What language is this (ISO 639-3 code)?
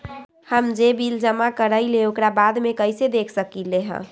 mag